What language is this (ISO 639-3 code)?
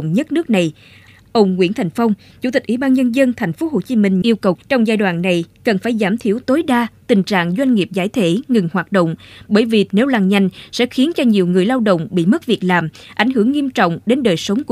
vie